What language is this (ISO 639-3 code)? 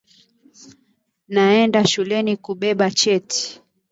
swa